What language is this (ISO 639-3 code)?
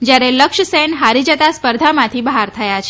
guj